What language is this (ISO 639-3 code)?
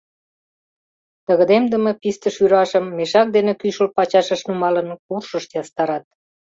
chm